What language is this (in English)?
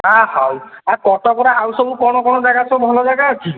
Odia